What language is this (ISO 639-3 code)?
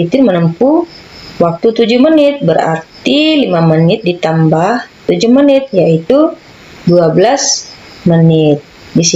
ind